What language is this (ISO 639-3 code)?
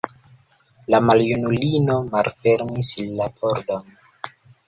epo